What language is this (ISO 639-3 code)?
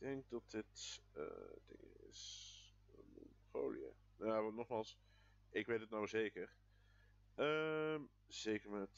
nld